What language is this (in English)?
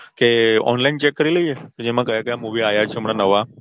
Gujarati